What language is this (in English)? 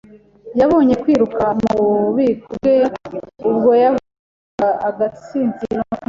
Kinyarwanda